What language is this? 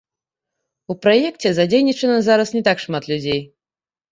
Belarusian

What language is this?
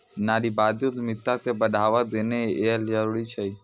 Maithili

